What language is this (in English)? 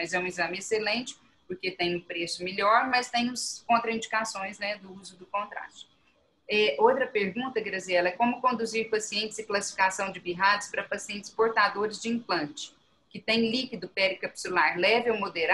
Portuguese